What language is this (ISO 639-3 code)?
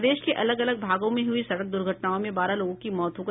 hin